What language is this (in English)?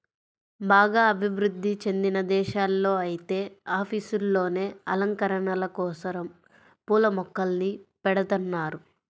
Telugu